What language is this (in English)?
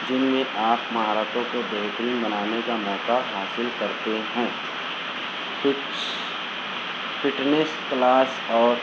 Urdu